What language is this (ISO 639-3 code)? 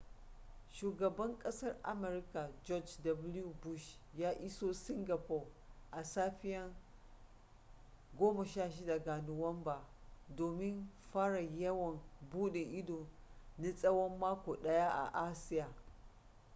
hau